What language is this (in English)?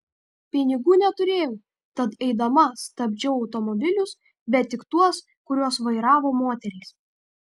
Lithuanian